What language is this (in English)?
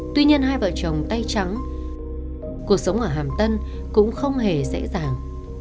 Vietnamese